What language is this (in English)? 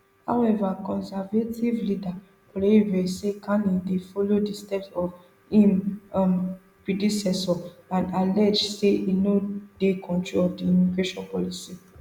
Nigerian Pidgin